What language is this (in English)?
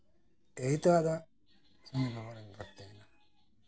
Santali